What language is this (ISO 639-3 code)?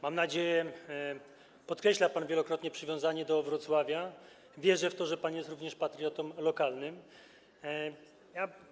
pol